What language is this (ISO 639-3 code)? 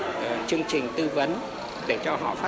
vie